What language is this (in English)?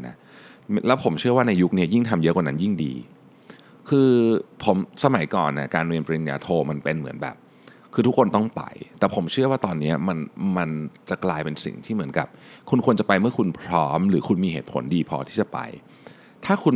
Thai